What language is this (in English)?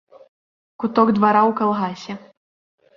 Belarusian